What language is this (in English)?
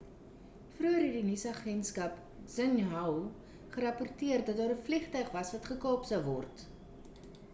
Afrikaans